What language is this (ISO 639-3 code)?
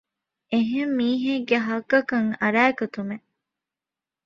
div